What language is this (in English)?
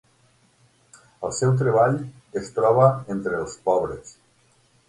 Catalan